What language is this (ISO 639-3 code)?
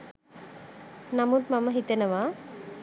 sin